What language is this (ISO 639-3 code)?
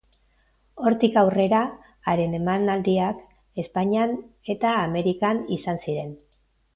eus